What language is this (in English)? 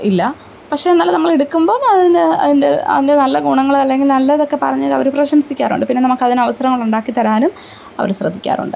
Malayalam